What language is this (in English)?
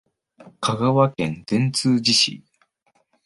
Japanese